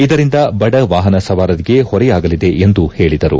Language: Kannada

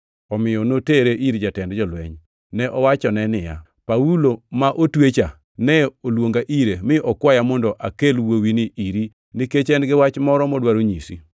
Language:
Luo (Kenya and Tanzania)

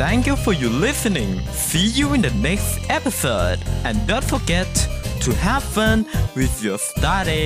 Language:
Thai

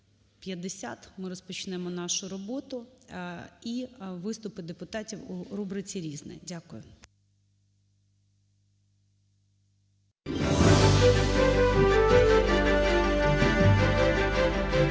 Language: Ukrainian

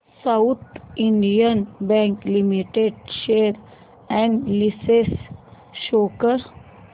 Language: Marathi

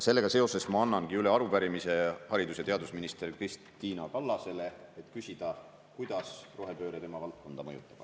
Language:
Estonian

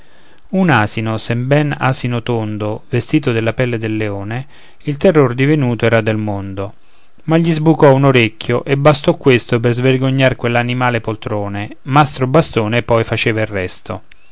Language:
Italian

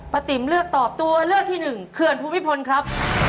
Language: Thai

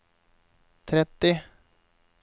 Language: Norwegian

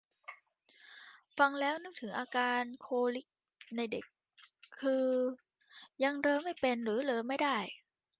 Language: Thai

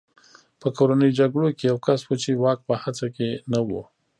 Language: Pashto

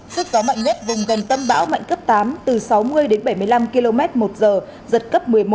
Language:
Vietnamese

